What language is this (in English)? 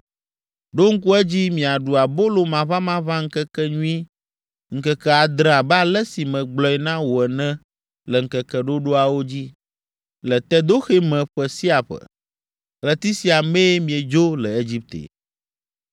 Ewe